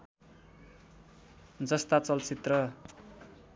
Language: Nepali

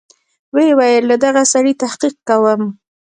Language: Pashto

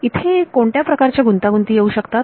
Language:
Marathi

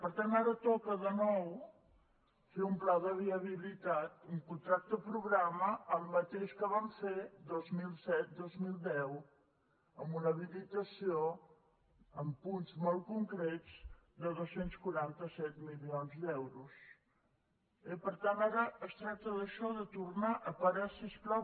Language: Catalan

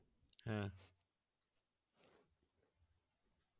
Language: Bangla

